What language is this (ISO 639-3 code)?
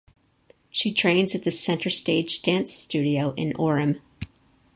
eng